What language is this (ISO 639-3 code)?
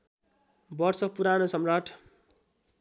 nep